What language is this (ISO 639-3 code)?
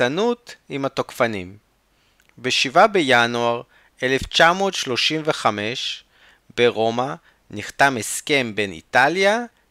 heb